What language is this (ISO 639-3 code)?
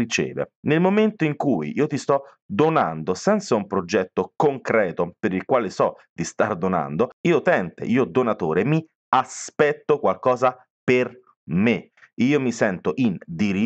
ita